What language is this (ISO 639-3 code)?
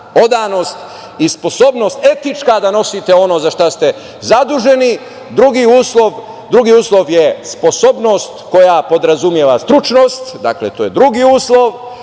srp